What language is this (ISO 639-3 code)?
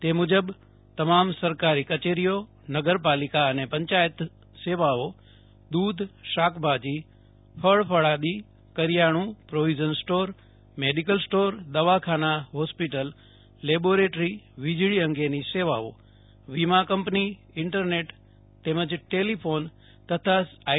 guj